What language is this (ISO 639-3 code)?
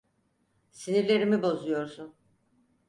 tur